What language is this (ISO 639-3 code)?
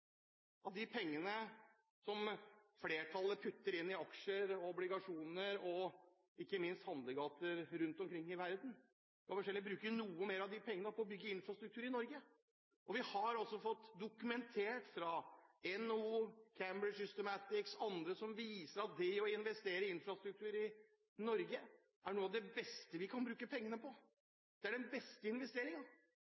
nob